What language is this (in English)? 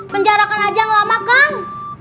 Indonesian